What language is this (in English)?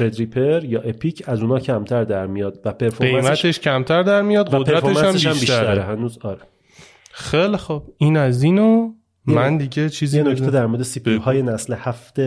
Persian